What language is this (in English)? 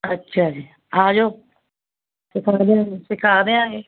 Punjabi